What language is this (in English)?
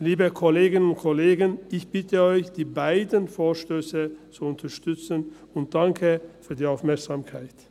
Swiss German